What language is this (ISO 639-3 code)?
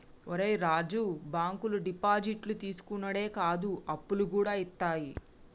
tel